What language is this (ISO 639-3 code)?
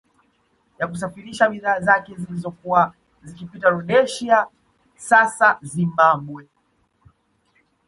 swa